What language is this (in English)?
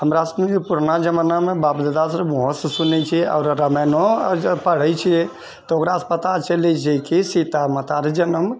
Maithili